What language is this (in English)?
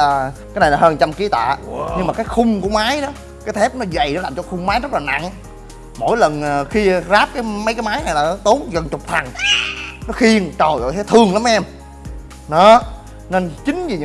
Vietnamese